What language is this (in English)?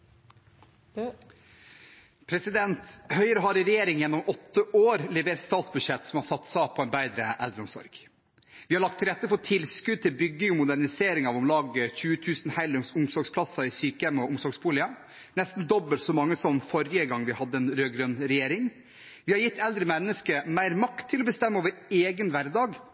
Norwegian